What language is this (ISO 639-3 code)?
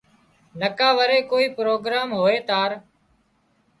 kxp